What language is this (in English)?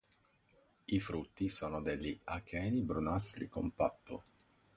Italian